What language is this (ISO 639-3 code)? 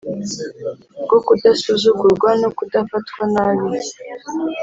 kin